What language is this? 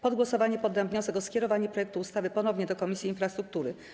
Polish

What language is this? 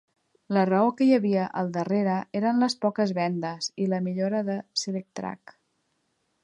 Catalan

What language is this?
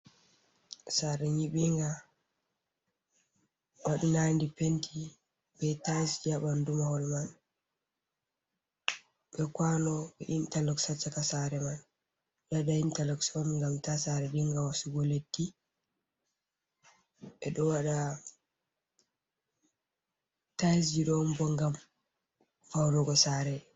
Fula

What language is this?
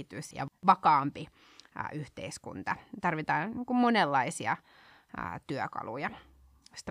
Finnish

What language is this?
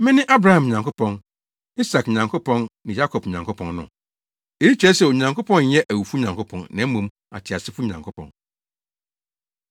Akan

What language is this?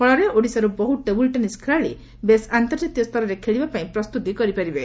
Odia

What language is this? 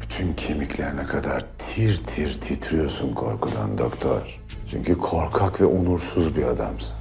Turkish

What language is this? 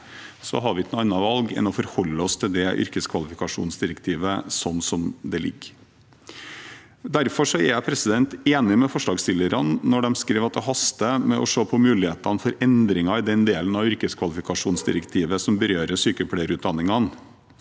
Norwegian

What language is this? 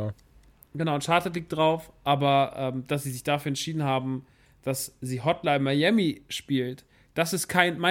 German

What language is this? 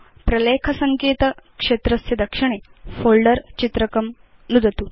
Sanskrit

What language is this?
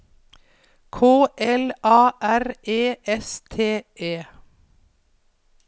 Norwegian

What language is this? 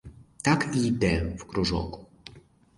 Ukrainian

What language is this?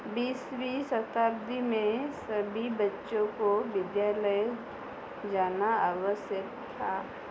Hindi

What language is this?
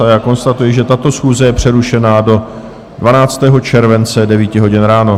Czech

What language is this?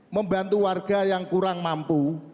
Indonesian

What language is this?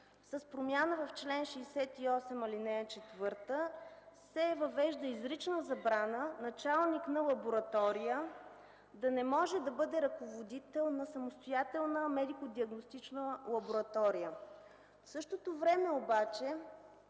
Bulgarian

